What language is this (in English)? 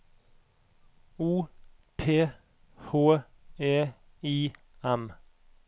Norwegian